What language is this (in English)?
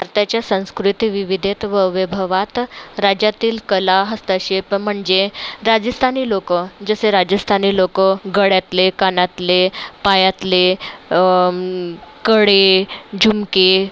Marathi